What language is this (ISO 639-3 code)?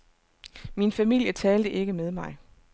dan